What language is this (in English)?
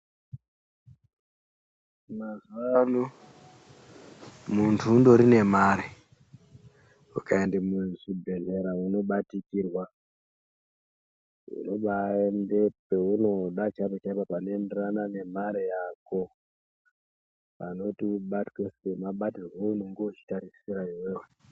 Ndau